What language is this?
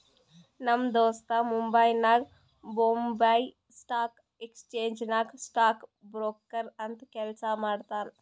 Kannada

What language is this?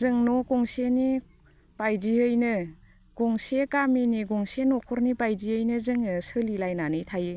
Bodo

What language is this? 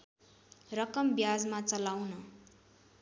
Nepali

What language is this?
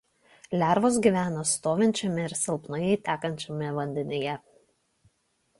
Lithuanian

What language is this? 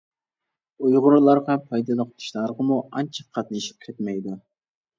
Uyghur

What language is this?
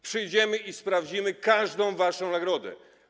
Polish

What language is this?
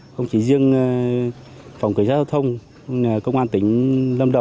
Vietnamese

